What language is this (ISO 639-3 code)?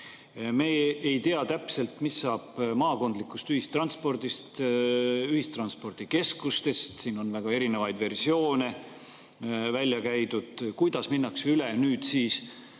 est